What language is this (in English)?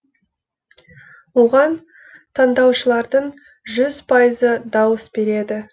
Kazakh